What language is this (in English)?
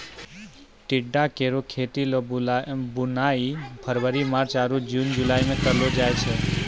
Maithili